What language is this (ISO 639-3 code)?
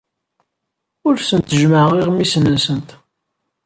kab